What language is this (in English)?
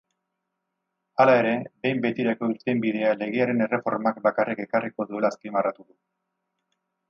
Basque